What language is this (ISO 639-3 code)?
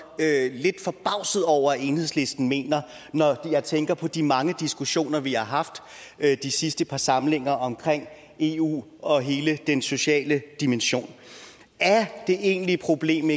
dan